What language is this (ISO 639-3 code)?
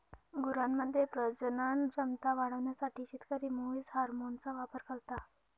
mar